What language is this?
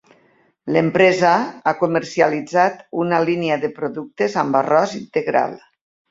Catalan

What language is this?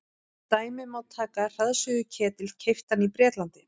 Icelandic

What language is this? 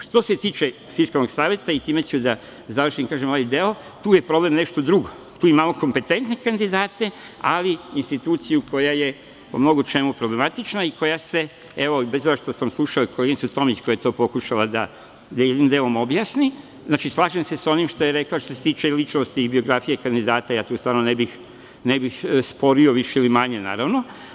Serbian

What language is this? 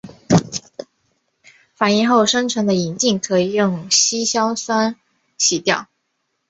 Chinese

